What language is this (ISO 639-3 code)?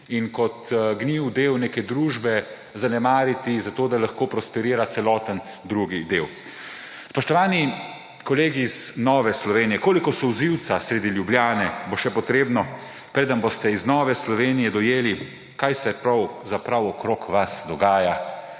slv